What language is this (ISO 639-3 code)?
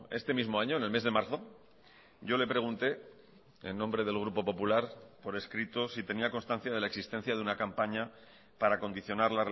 spa